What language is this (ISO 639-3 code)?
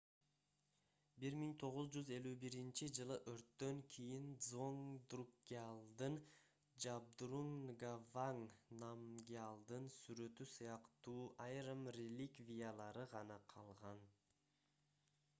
kir